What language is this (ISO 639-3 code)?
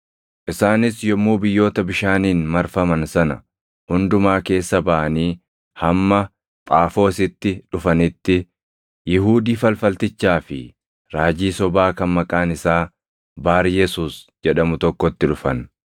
orm